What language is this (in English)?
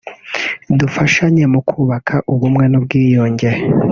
Kinyarwanda